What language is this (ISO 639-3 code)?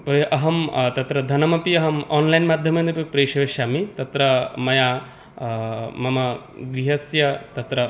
san